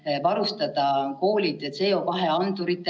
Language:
Estonian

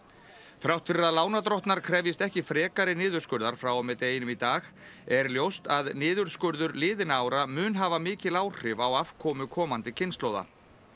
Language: Icelandic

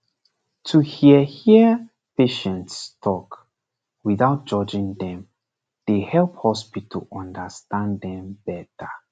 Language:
Nigerian Pidgin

